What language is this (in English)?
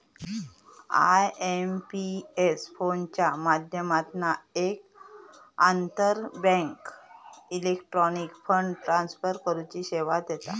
Marathi